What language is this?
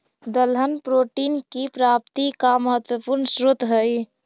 Magahi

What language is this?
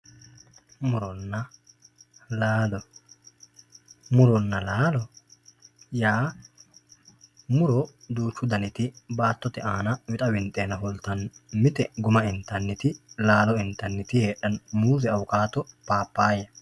Sidamo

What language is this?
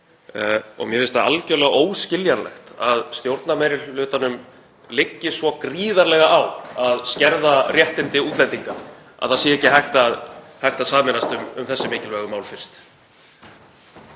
Icelandic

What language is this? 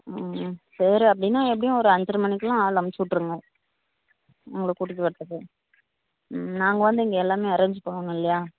Tamil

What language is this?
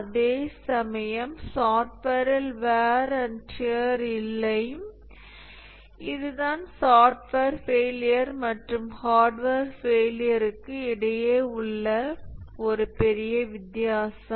Tamil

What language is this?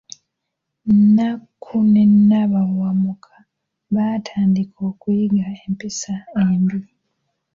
Ganda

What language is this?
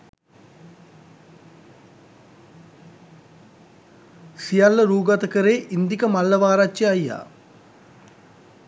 Sinhala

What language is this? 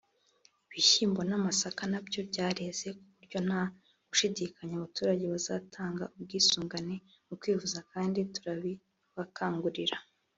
Kinyarwanda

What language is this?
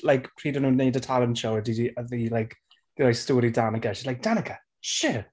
Welsh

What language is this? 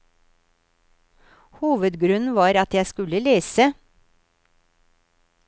Norwegian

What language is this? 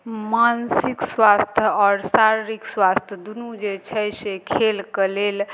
Maithili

